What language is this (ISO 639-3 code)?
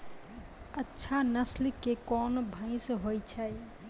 mai